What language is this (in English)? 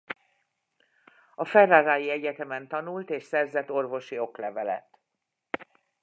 Hungarian